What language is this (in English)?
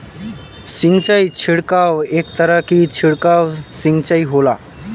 Bhojpuri